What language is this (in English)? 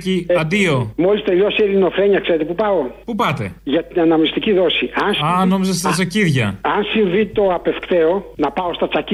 Greek